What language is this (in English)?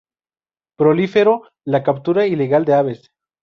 Spanish